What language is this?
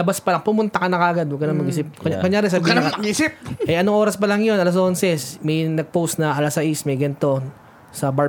Filipino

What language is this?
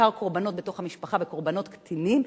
Hebrew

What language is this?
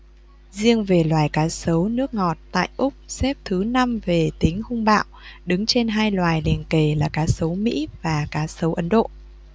Vietnamese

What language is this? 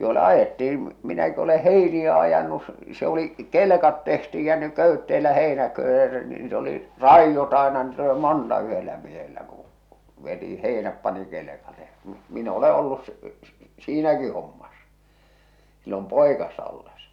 Finnish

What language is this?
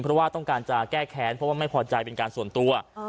Thai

